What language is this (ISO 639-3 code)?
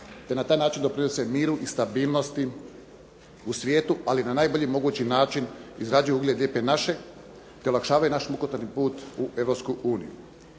hrv